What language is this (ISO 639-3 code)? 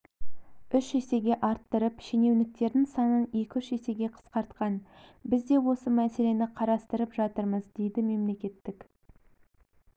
kaz